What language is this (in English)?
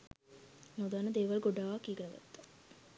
Sinhala